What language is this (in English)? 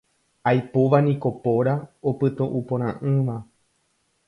Guarani